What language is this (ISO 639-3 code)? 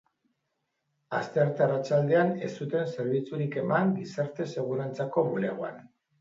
eus